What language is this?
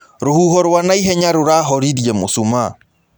Kikuyu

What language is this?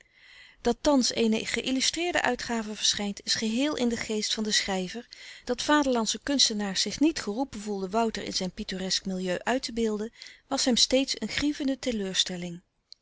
Dutch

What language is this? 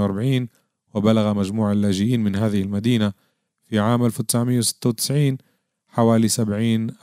Arabic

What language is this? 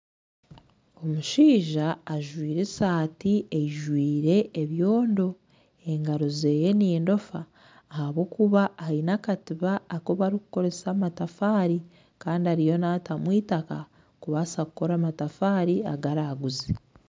Nyankole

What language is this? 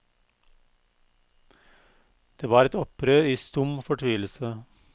Norwegian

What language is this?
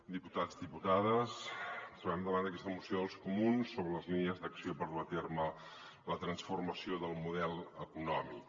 Catalan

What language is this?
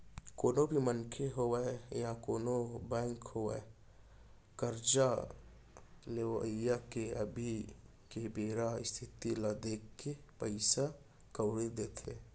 Chhattisgarhi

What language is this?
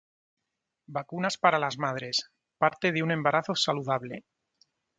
Spanish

